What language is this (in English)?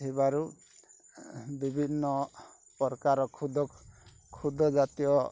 Odia